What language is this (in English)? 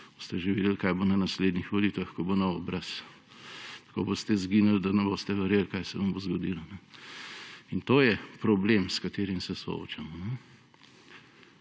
Slovenian